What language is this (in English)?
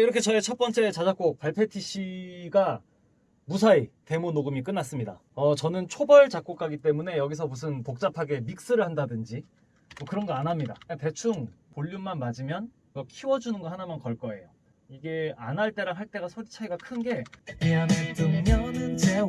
Korean